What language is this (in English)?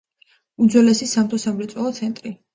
Georgian